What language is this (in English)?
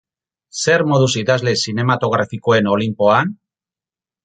Basque